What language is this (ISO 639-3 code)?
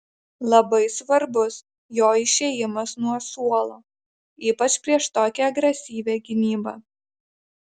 lit